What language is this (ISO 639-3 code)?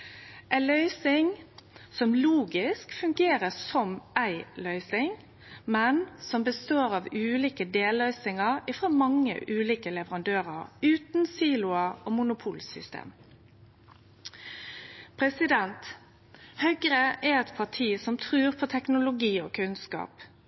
nno